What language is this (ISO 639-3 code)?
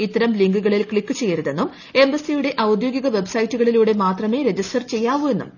mal